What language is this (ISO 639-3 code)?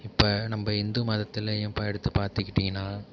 tam